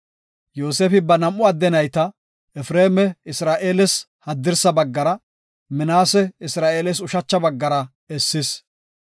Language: Gofa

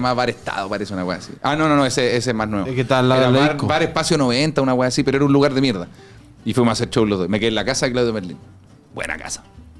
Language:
Spanish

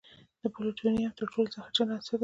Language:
Pashto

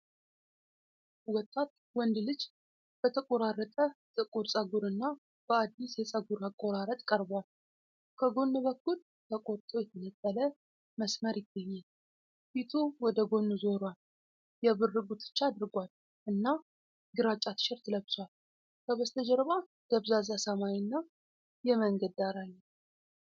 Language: Amharic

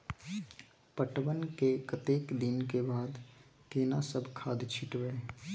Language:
Maithili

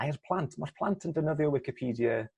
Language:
Welsh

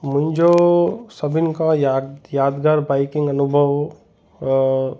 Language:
Sindhi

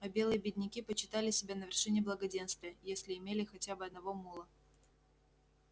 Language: Russian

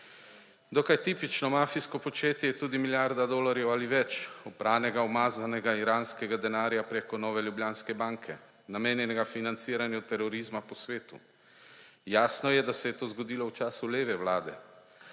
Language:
Slovenian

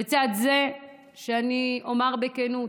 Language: Hebrew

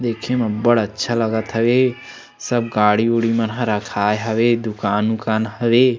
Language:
Chhattisgarhi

